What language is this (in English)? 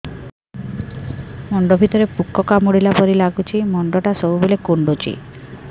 Odia